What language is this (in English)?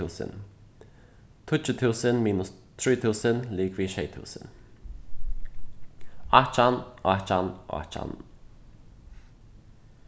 Faroese